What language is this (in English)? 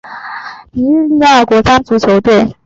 Chinese